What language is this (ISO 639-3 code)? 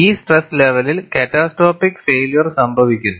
mal